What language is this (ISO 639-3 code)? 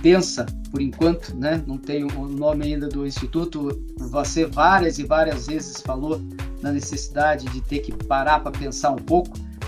por